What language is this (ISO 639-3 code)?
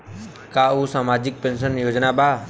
bho